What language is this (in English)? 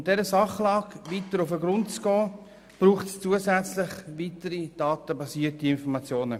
Swiss German